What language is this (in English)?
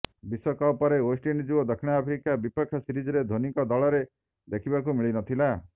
Odia